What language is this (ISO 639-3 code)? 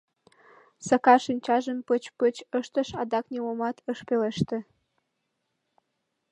chm